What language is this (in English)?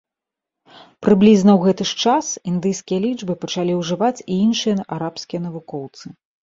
Belarusian